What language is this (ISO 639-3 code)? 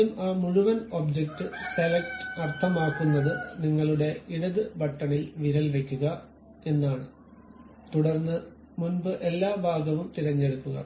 mal